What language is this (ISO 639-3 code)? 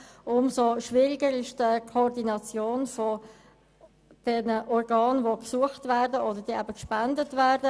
gsw